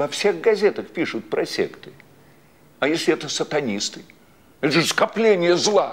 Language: Russian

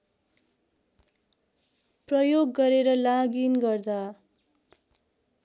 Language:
Nepali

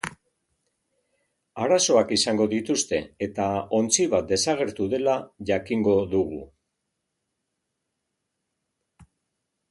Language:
Basque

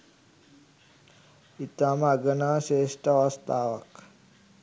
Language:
Sinhala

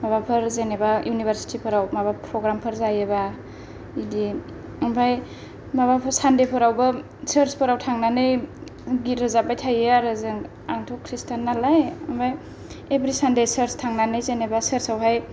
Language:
Bodo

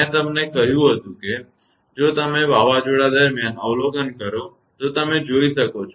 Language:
Gujarati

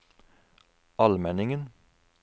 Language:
Norwegian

